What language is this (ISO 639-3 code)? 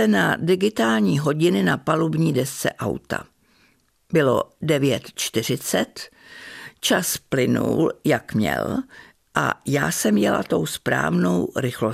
ces